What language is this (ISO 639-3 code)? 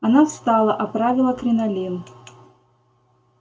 rus